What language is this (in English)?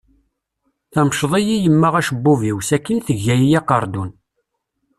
Kabyle